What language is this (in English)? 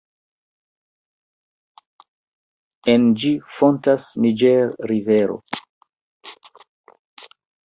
Esperanto